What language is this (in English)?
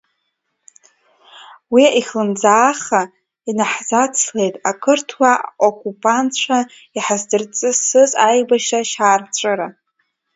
Abkhazian